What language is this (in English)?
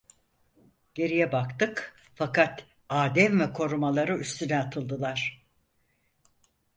Turkish